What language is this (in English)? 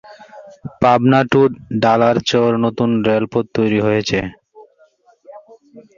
Bangla